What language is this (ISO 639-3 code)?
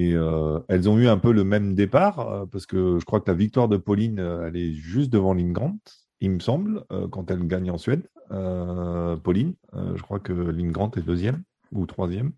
fra